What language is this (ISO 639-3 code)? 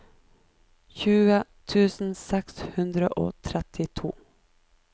nor